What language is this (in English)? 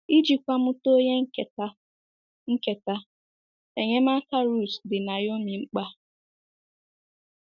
Igbo